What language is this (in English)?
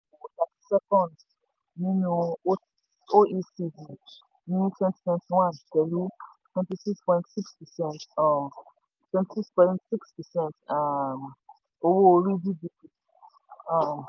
Yoruba